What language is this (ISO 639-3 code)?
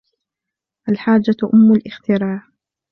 ara